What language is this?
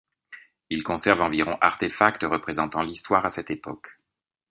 French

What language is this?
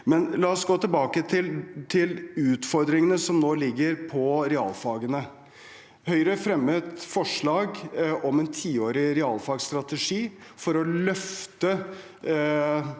Norwegian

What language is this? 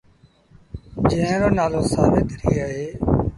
Sindhi Bhil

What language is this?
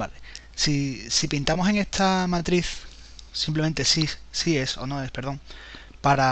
Spanish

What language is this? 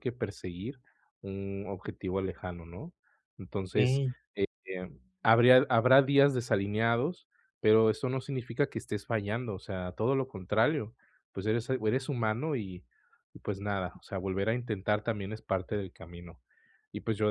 Spanish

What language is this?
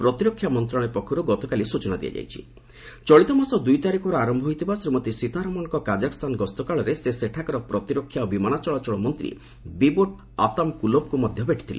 Odia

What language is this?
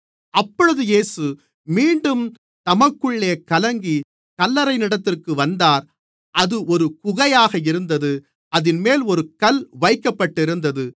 Tamil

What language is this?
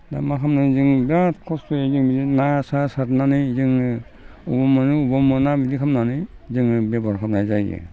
Bodo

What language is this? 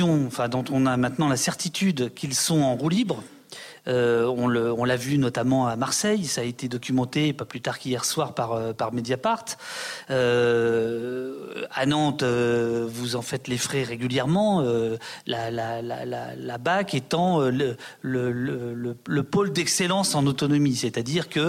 French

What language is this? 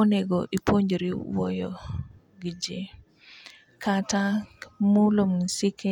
Luo (Kenya and Tanzania)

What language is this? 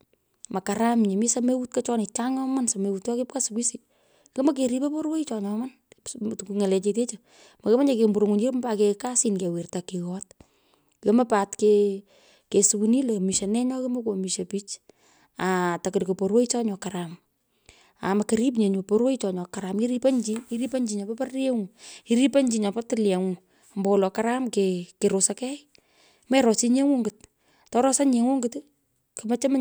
Pökoot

